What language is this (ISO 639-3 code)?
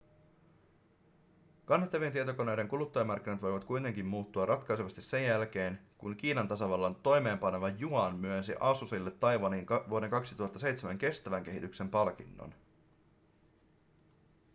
fin